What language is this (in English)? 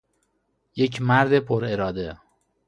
Persian